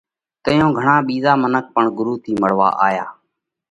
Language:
Parkari Koli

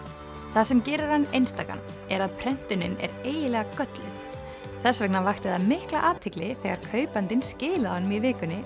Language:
Icelandic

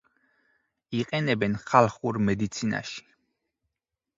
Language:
Georgian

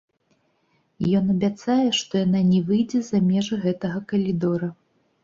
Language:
Belarusian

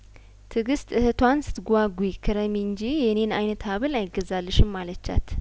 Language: Amharic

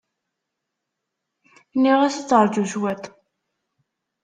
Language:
Kabyle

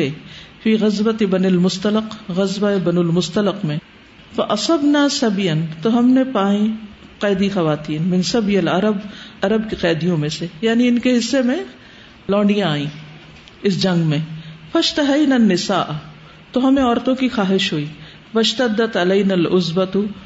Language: Urdu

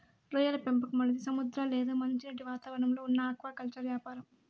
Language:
Telugu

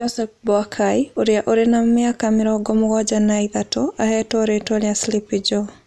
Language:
Kikuyu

